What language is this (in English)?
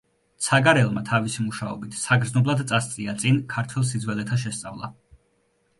Georgian